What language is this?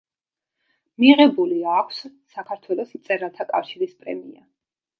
Georgian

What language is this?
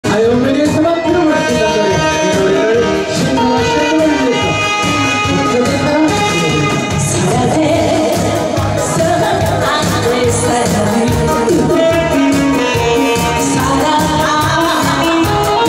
Indonesian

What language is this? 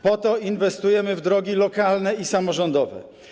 Polish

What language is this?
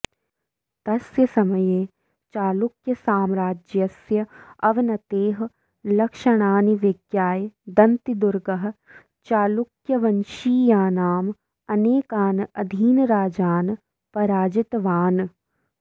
Sanskrit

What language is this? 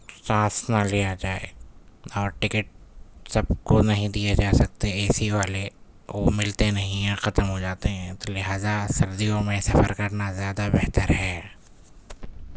Urdu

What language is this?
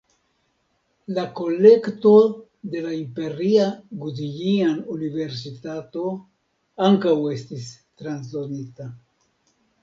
Esperanto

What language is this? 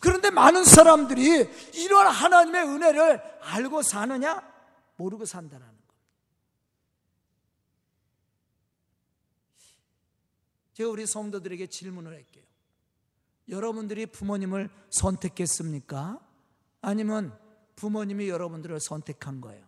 Korean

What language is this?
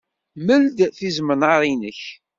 Kabyle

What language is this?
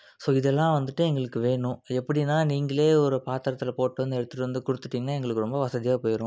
Tamil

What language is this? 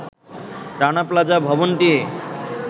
Bangla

